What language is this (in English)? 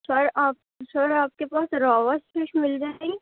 Urdu